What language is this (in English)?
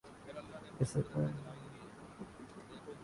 Urdu